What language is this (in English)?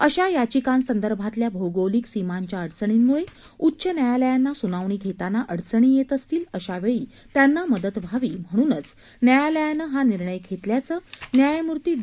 Marathi